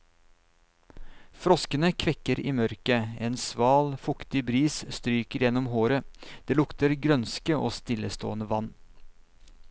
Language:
Norwegian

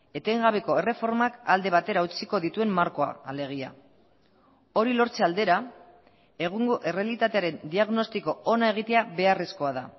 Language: Basque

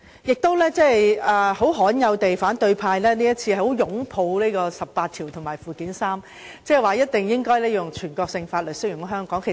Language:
Cantonese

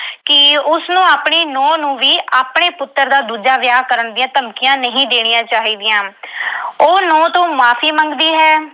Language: Punjabi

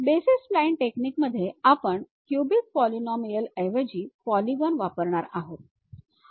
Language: Marathi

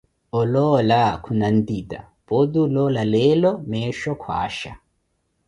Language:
Koti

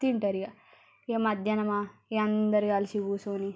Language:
Telugu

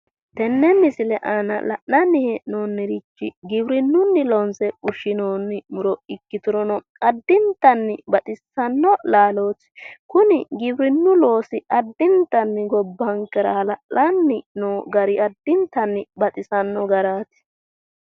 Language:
Sidamo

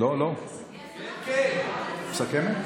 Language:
Hebrew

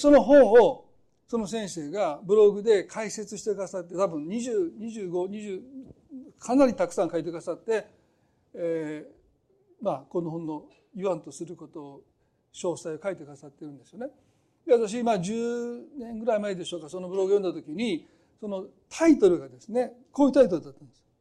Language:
Japanese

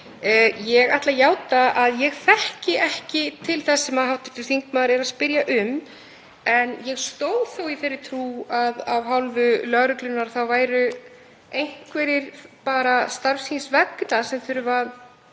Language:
Icelandic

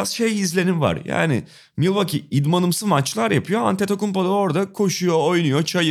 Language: Turkish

